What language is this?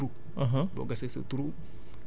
Wolof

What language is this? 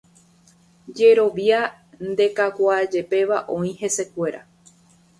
Guarani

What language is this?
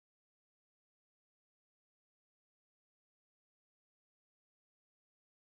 English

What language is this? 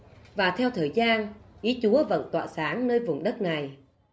Vietnamese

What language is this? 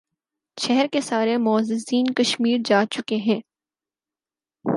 Urdu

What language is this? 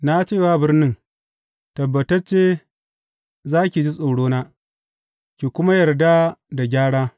Hausa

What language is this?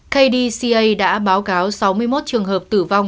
Vietnamese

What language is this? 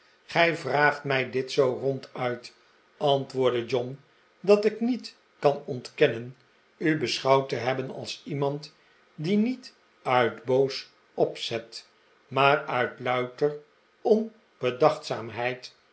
Dutch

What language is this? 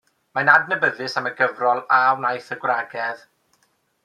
Welsh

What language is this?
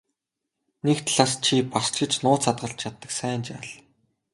Mongolian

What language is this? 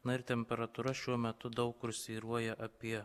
Lithuanian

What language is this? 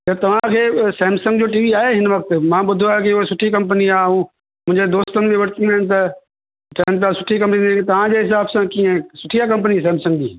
Sindhi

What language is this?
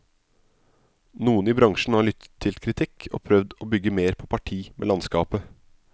Norwegian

